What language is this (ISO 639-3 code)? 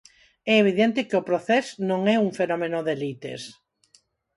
glg